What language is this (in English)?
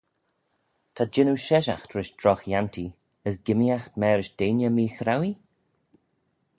Manx